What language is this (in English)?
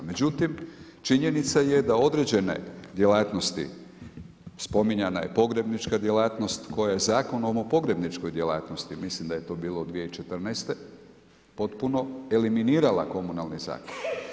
Croatian